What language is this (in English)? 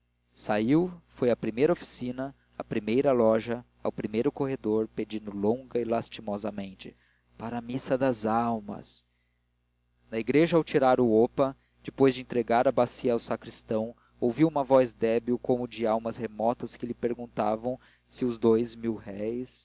Portuguese